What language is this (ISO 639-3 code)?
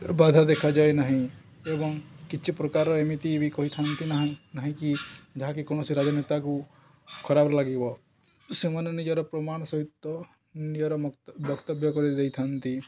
ori